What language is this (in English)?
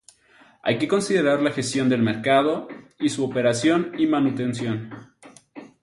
Spanish